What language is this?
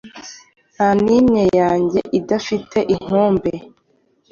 Kinyarwanda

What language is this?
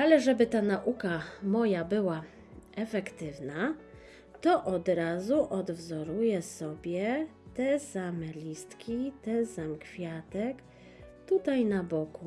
Polish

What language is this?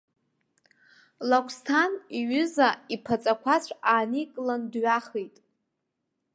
Abkhazian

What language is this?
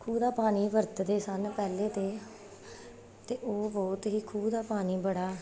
Punjabi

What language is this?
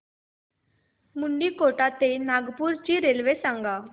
Marathi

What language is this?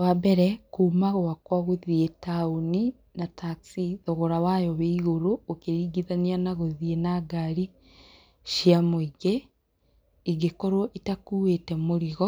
Kikuyu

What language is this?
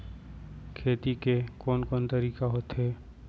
Chhattisgarhi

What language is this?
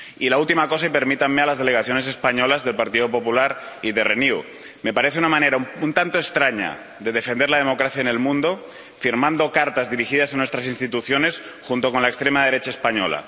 Spanish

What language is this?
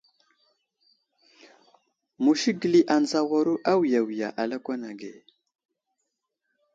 Wuzlam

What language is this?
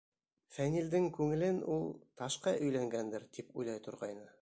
Bashkir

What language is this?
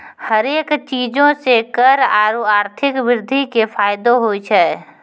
Maithili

